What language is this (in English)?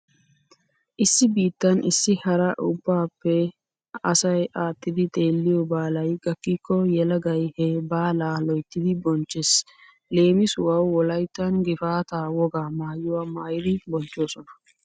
Wolaytta